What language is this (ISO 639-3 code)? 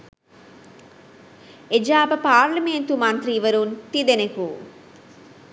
sin